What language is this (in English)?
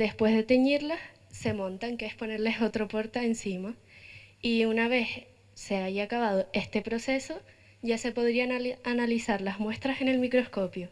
Spanish